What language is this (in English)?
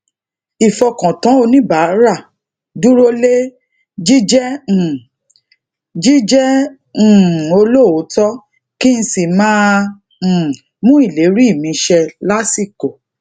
Yoruba